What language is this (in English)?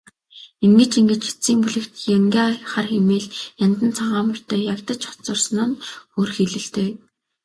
Mongolian